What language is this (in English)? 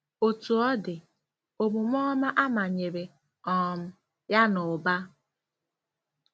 Igbo